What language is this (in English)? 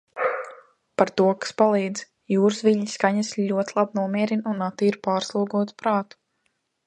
Latvian